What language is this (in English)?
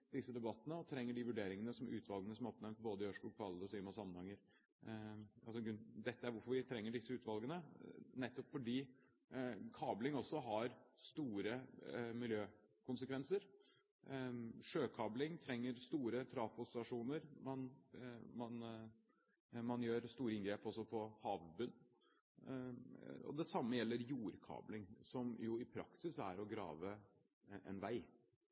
Norwegian Bokmål